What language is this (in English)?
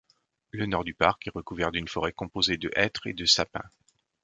French